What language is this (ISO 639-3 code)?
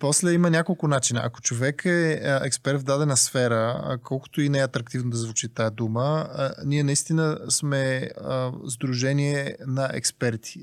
bul